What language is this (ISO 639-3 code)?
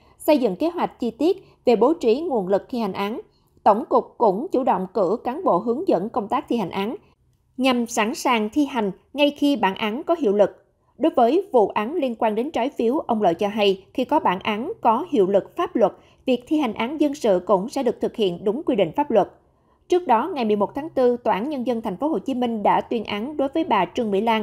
vie